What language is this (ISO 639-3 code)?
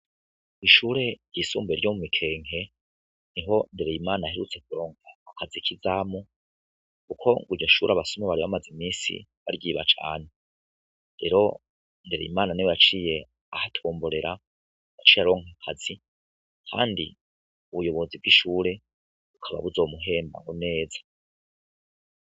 run